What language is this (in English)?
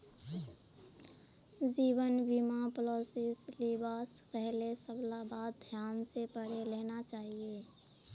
Magahi